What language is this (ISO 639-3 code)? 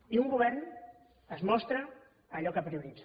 cat